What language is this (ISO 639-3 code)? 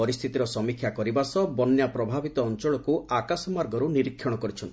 ori